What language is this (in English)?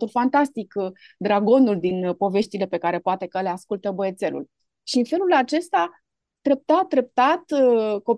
Romanian